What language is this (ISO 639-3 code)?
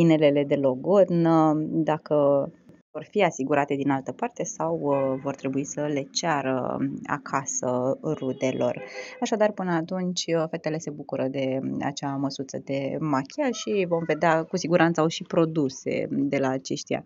ron